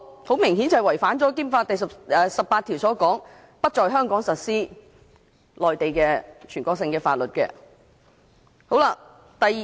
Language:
Cantonese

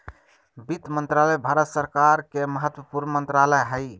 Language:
Magahi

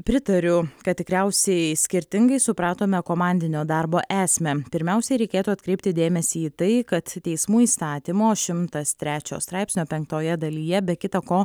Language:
Lithuanian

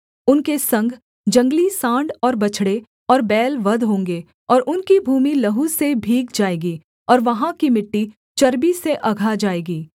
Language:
Hindi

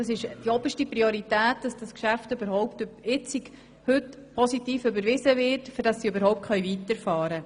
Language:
Swiss German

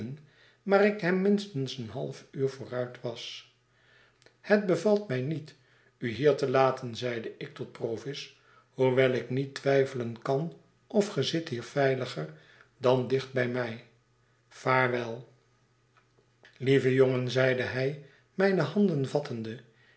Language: Dutch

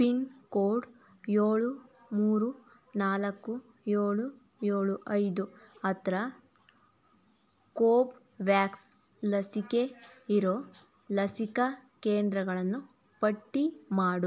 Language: Kannada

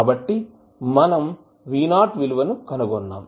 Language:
Telugu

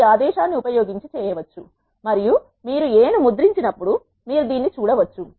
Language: Telugu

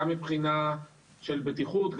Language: Hebrew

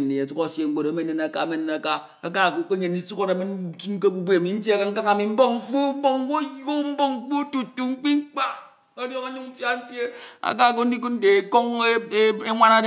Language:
Ito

